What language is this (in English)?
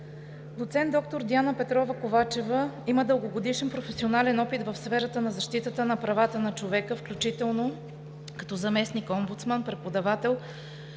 Bulgarian